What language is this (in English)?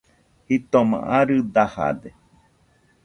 Nüpode Huitoto